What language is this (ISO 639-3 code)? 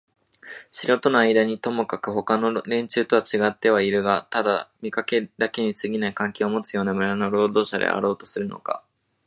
jpn